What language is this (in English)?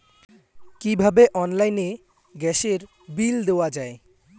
Bangla